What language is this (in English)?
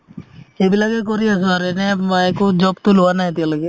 Assamese